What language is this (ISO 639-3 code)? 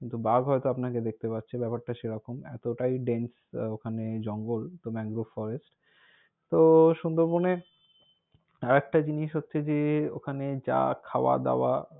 ben